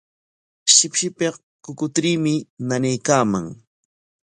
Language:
Corongo Ancash Quechua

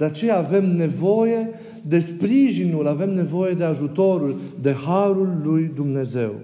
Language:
Romanian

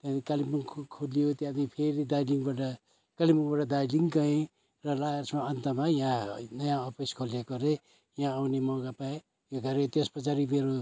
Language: Nepali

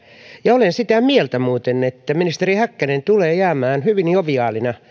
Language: Finnish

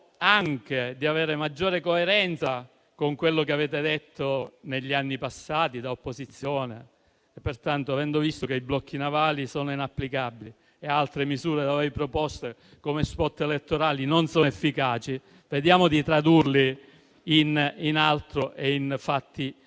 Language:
Italian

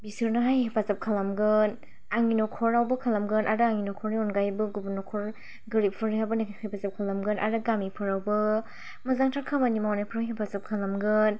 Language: Bodo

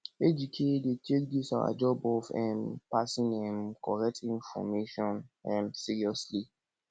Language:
Nigerian Pidgin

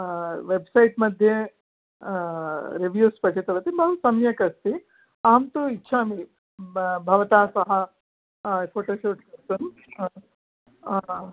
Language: Sanskrit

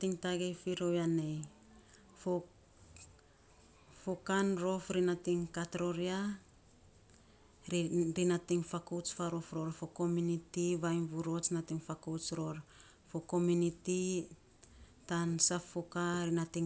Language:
Saposa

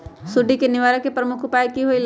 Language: Magahi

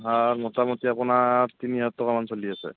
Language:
Assamese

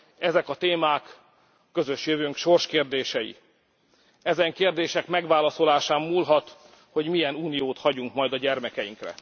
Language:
Hungarian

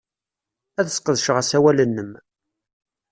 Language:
Kabyle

